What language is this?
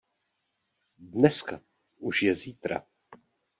Czech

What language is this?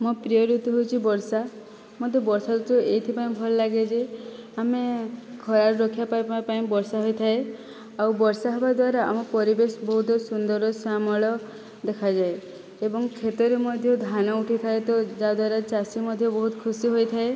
Odia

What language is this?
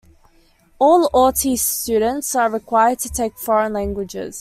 English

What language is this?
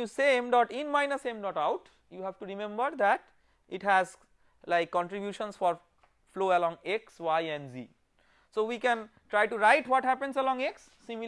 English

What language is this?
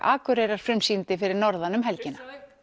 Icelandic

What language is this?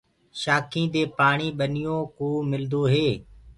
Gurgula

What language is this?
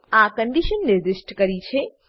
Gujarati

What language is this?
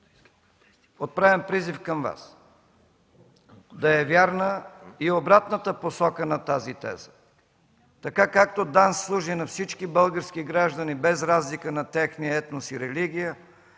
Bulgarian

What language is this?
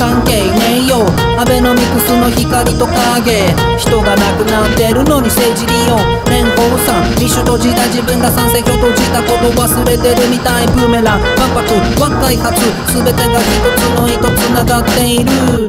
Japanese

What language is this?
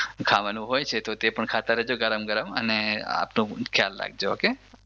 Gujarati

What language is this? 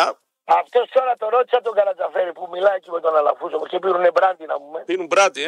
Greek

